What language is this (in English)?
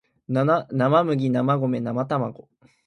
Japanese